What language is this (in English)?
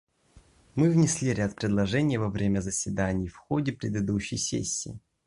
Russian